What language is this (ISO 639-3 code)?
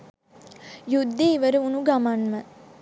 sin